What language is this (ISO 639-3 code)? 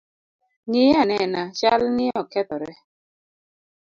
luo